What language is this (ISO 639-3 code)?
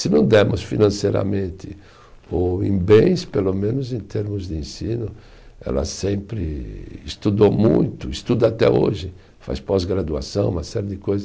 por